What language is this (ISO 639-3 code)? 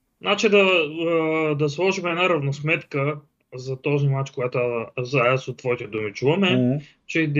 bul